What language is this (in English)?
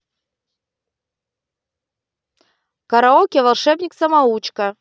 Russian